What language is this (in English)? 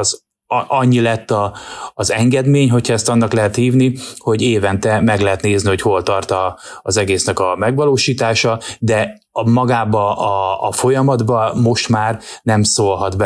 Hungarian